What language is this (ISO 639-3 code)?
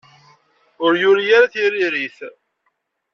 kab